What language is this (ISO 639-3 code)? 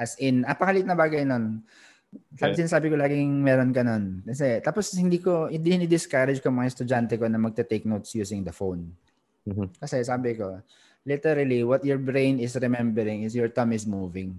fil